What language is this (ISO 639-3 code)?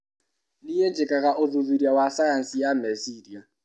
kik